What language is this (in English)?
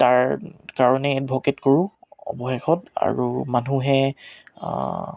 Assamese